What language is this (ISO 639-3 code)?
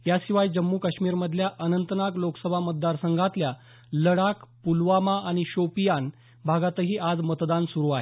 mar